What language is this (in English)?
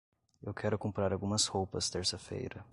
Portuguese